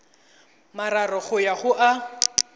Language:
Tswana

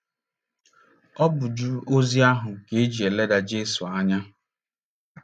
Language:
Igbo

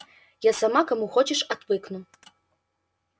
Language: Russian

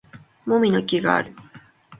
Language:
Japanese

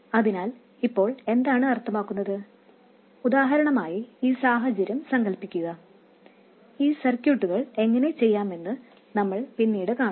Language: Malayalam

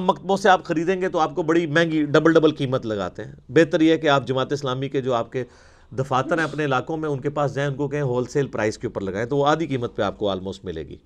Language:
Urdu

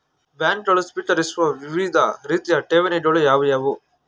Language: Kannada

